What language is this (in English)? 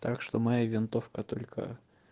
Russian